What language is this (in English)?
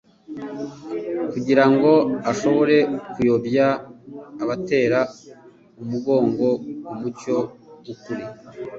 Kinyarwanda